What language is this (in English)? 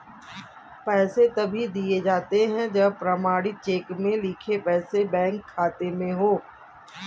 Hindi